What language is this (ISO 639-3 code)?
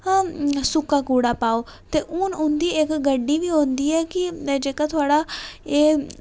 doi